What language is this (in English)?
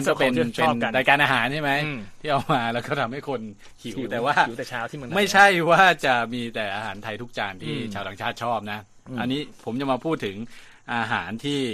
Thai